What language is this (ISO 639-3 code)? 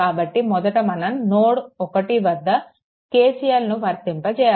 tel